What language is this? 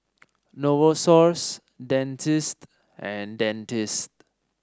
English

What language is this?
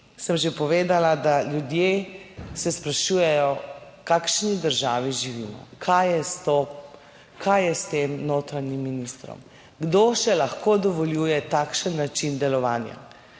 Slovenian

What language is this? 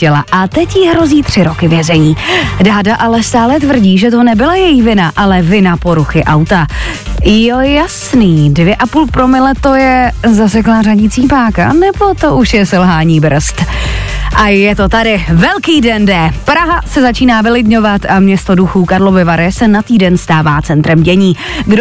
Czech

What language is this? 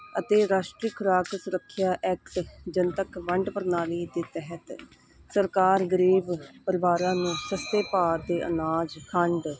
Punjabi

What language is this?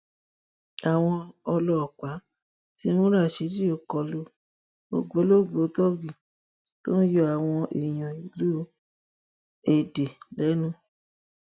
Yoruba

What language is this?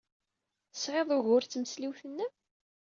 Kabyle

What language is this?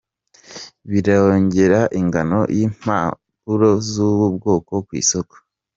Kinyarwanda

